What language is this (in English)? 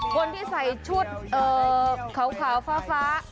Thai